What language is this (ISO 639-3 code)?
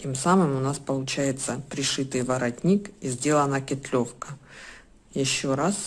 rus